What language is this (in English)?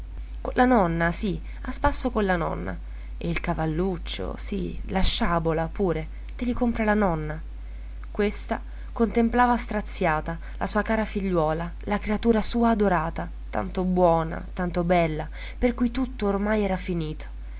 Italian